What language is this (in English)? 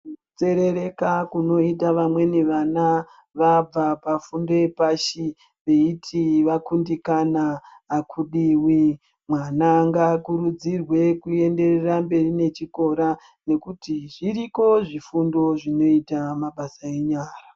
Ndau